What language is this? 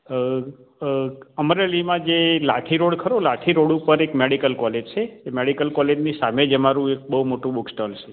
Gujarati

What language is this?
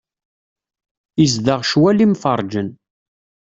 Kabyle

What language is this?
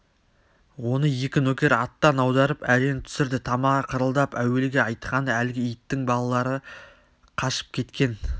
Kazakh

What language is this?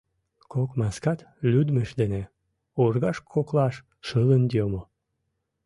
Mari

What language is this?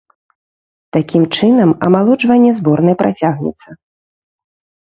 Belarusian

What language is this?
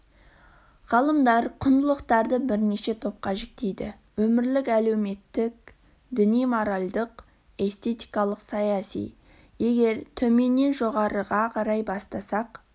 Kazakh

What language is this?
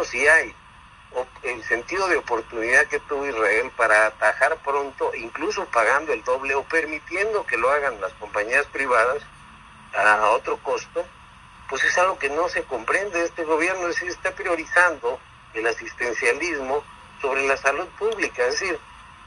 Spanish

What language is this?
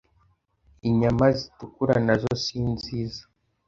Kinyarwanda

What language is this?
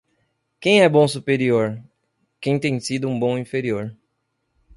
Portuguese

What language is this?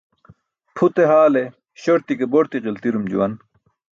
Burushaski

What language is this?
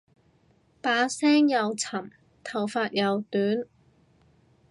Cantonese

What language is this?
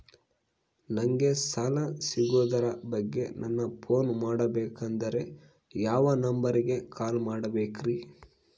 Kannada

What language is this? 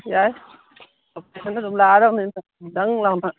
Manipuri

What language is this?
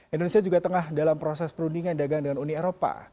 Indonesian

